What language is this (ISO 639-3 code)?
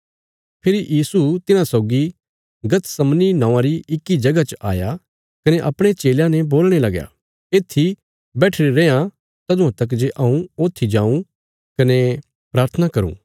kfs